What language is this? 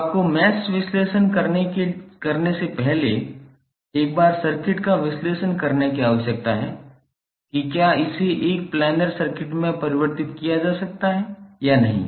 Hindi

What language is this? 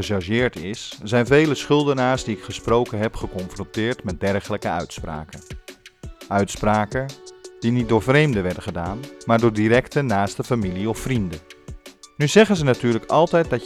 Dutch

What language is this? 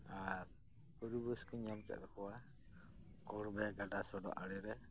Santali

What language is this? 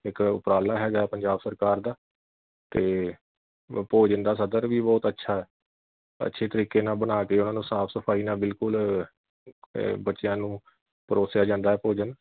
Punjabi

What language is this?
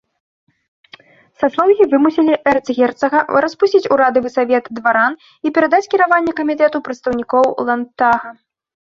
Belarusian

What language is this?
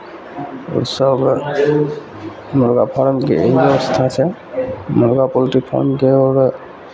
Maithili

